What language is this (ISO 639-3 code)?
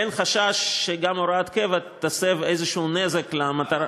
heb